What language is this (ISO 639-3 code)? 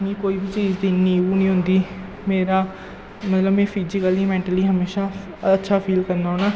doi